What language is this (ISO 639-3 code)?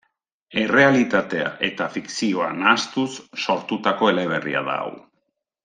eus